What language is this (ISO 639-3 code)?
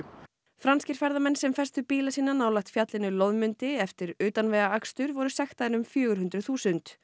isl